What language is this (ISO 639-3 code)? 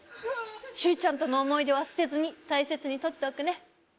jpn